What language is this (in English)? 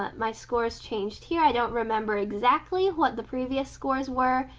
English